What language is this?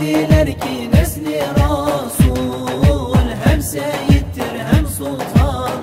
Arabic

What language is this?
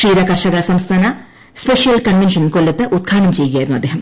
Malayalam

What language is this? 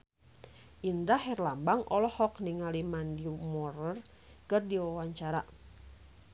Sundanese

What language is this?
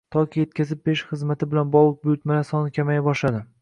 Uzbek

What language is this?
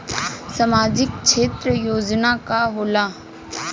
Bhojpuri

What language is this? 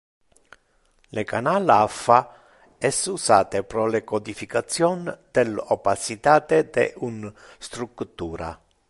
Interlingua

